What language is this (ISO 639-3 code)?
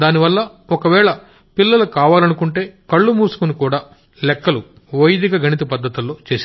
tel